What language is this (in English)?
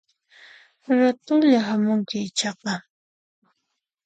Puno Quechua